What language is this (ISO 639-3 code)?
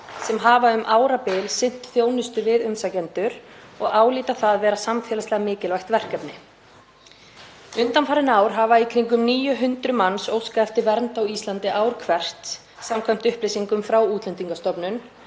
isl